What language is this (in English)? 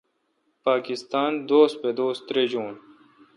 Kalkoti